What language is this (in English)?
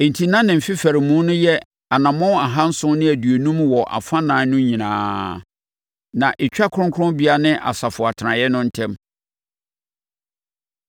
Akan